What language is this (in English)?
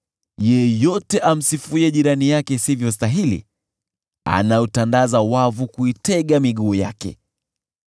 Swahili